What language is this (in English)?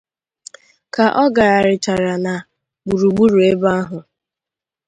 Igbo